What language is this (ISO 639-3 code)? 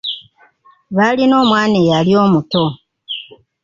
lug